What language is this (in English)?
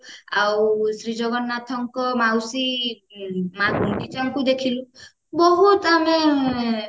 Odia